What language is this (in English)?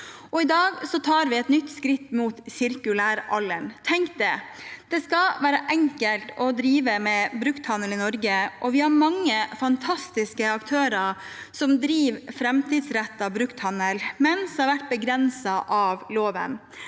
Norwegian